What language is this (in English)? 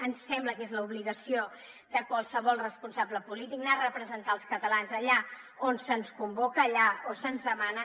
Catalan